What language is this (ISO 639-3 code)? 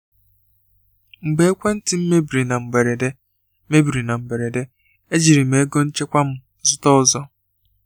ibo